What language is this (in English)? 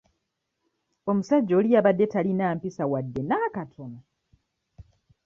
Ganda